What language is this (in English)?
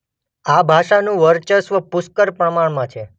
Gujarati